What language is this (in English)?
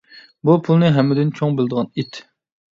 Uyghur